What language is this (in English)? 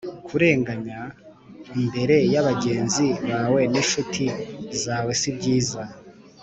Kinyarwanda